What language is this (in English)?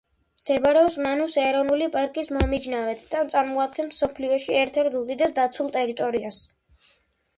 Georgian